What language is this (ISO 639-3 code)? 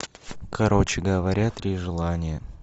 rus